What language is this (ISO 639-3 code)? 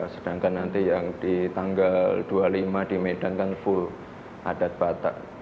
ind